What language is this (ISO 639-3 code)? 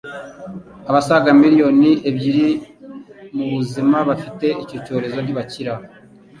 kin